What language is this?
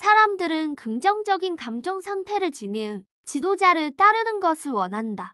Korean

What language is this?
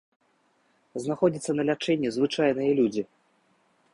Belarusian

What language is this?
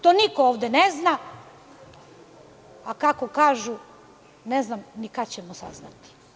Serbian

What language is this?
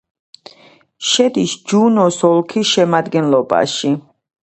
Georgian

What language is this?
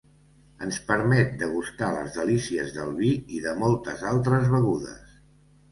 Catalan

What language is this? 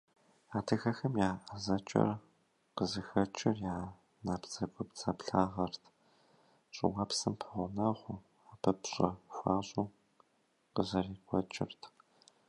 Kabardian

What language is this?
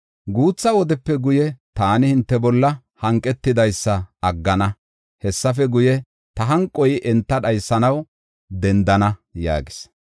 Gofa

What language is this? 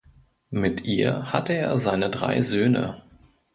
German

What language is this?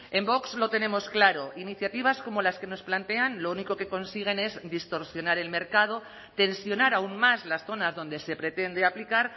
Spanish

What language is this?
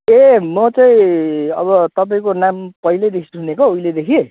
Nepali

